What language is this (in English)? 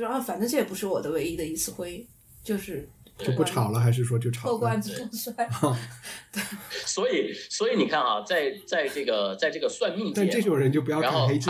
Chinese